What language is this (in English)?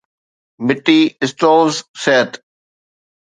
Sindhi